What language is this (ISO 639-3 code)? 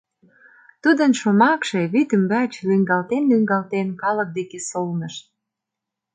chm